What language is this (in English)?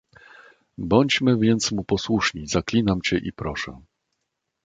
Polish